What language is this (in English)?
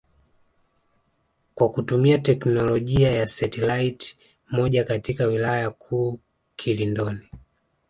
Swahili